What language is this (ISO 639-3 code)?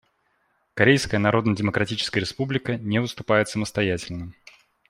rus